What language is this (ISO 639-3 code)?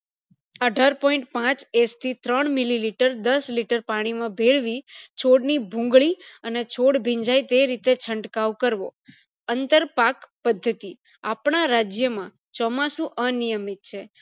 guj